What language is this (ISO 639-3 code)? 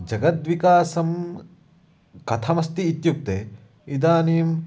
san